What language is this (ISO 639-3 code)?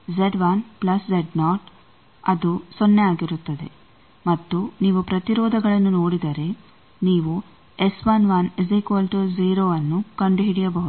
kan